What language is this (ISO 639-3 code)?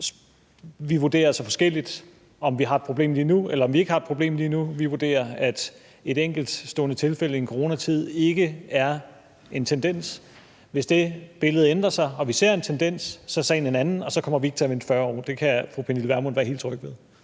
dan